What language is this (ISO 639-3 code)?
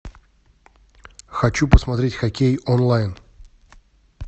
rus